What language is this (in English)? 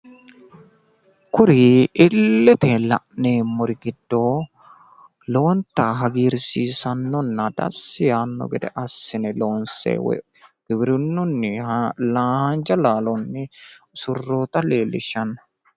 Sidamo